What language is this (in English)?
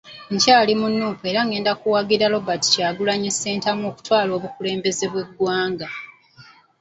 Ganda